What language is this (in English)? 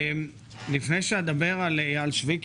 Hebrew